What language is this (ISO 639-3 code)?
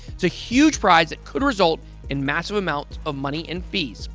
eng